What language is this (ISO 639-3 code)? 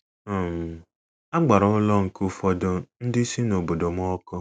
ibo